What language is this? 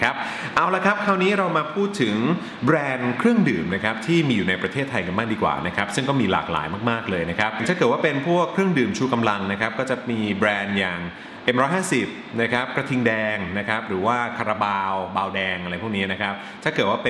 Thai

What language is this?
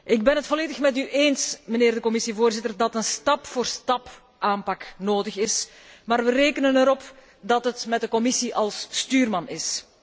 Dutch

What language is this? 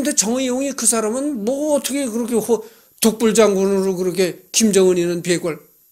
Korean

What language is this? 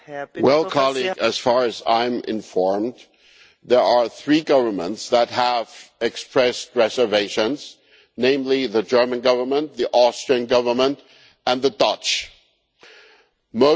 English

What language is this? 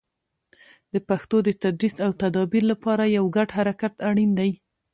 Pashto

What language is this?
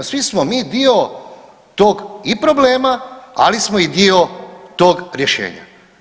Croatian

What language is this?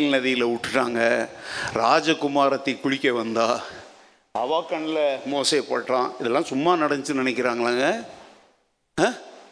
Tamil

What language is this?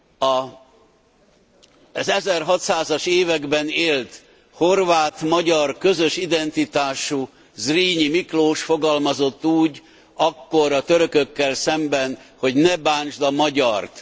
Hungarian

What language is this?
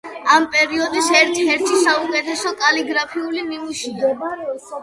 Georgian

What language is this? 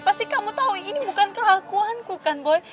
Indonesian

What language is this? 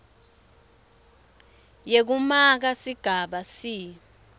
Swati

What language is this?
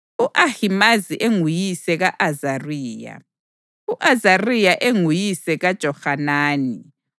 North Ndebele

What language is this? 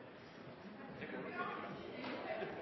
Norwegian Bokmål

